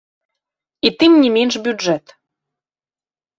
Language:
Belarusian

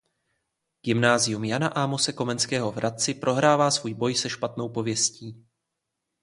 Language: Czech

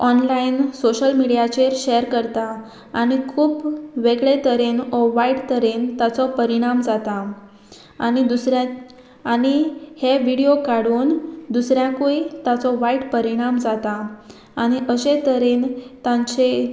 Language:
Konkani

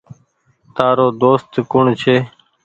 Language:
Goaria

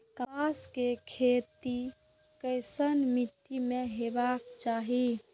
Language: Maithili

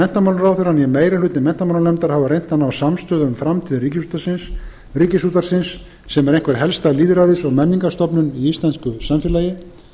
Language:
Icelandic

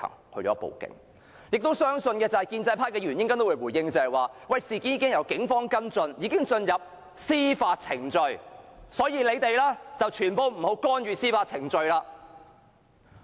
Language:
Cantonese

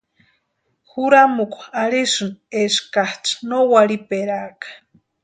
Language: Western Highland Purepecha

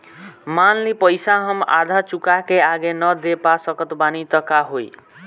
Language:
Bhojpuri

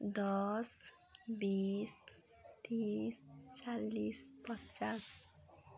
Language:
Nepali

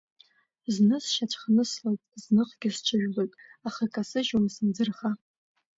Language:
Abkhazian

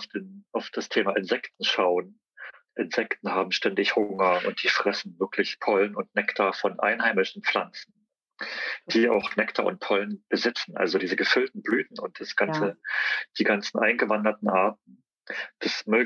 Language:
German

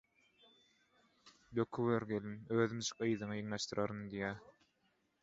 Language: Turkmen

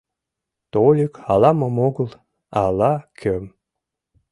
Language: Mari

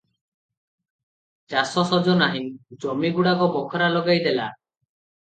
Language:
Odia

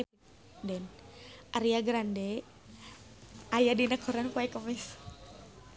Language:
Sundanese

